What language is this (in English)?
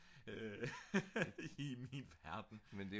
Danish